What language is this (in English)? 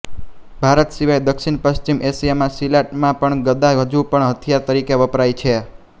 Gujarati